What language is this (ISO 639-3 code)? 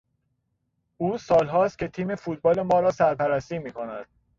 fas